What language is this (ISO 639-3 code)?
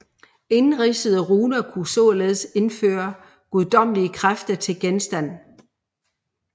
dan